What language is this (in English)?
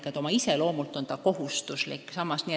Estonian